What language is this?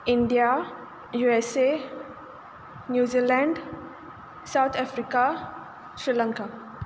Konkani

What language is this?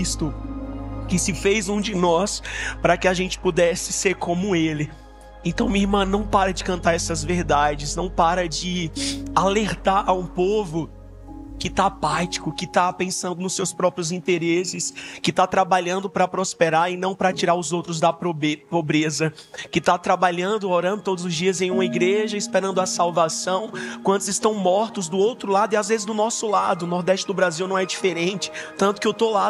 Portuguese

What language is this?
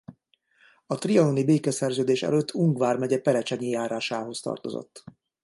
Hungarian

